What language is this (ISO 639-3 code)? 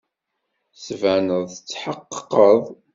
kab